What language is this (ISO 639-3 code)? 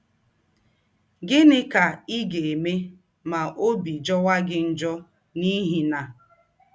ibo